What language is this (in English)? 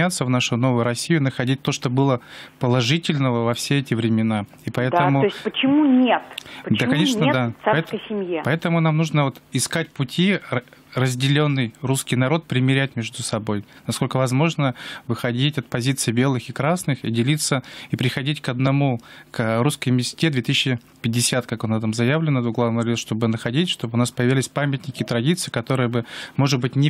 Russian